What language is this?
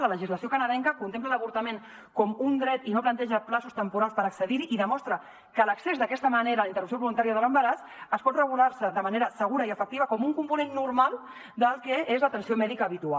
Catalan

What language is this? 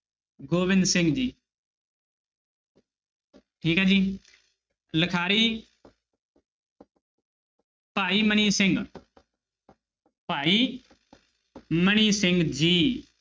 Punjabi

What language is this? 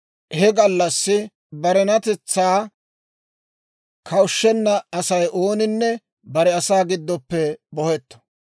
Dawro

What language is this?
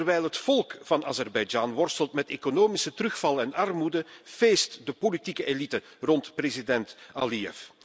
Dutch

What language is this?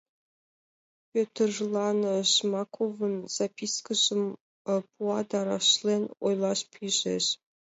Mari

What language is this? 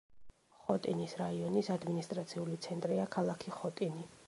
Georgian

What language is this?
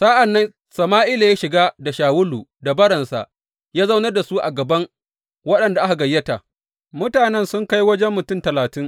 Hausa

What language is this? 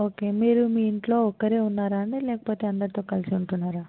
Telugu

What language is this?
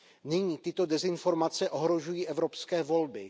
Czech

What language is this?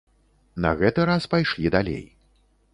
Belarusian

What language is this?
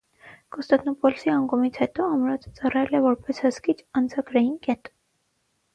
Armenian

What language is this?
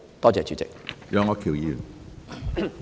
Cantonese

